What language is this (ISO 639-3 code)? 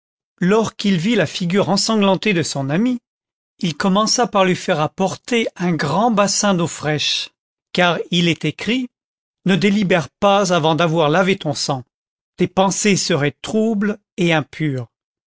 fra